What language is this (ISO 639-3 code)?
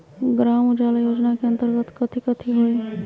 mag